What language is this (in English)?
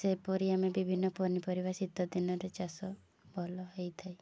Odia